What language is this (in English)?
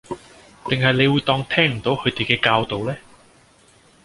Cantonese